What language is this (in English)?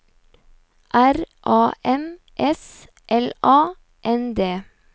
Norwegian